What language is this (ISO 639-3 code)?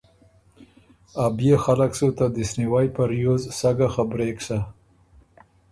oru